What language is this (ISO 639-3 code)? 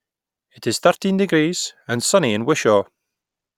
eng